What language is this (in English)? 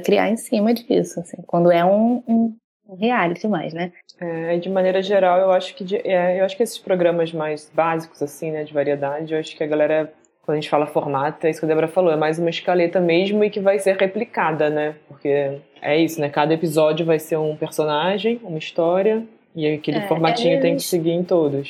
Portuguese